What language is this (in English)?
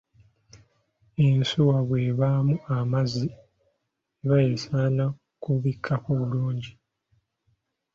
Ganda